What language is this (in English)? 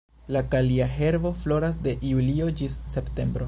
Esperanto